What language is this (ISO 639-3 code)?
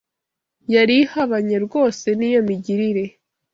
kin